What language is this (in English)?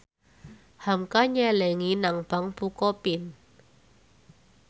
Javanese